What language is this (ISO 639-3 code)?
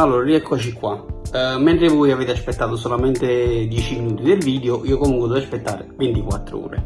ita